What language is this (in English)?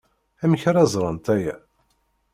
Kabyle